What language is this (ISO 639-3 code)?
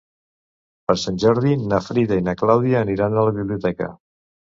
cat